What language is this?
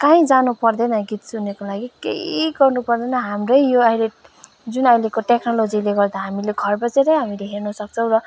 Nepali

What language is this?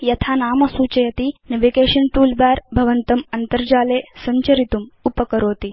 Sanskrit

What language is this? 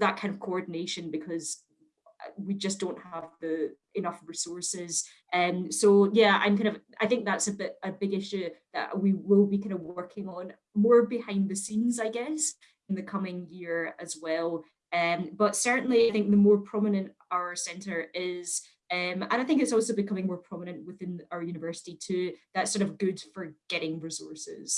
English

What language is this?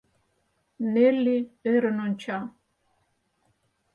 Mari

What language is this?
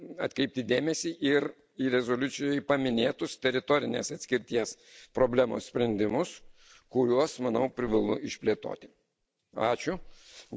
Lithuanian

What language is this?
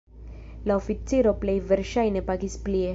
Esperanto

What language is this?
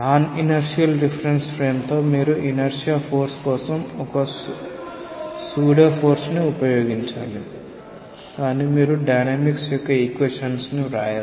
Telugu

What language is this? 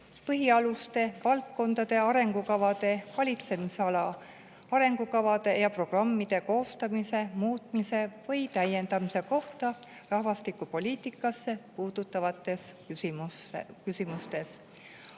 Estonian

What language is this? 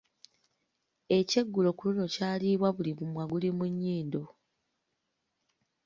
Ganda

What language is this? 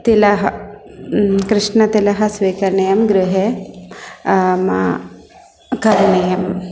Sanskrit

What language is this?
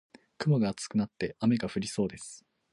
Japanese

